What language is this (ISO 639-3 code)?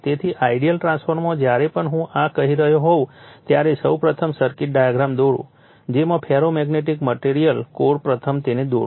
guj